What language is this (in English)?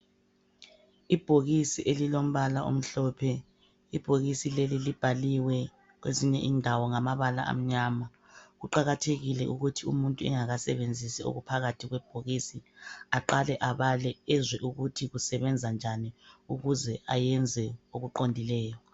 North Ndebele